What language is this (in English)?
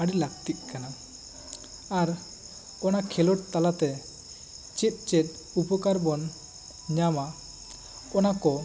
Santali